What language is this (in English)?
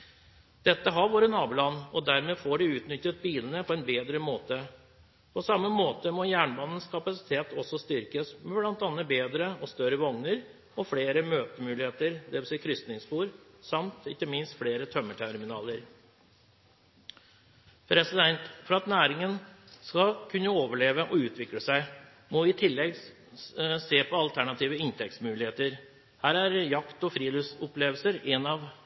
Norwegian Bokmål